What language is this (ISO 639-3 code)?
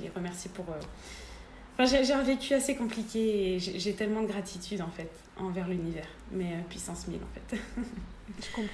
fra